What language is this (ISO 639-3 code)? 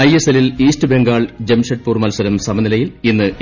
mal